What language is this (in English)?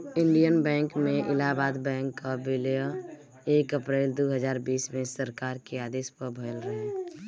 Bhojpuri